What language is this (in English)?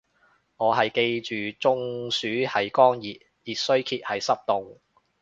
Cantonese